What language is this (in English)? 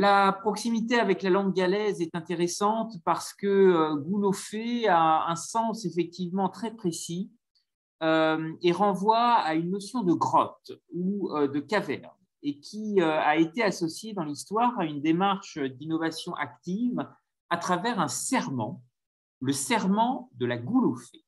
French